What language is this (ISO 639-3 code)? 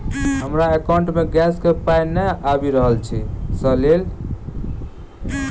mai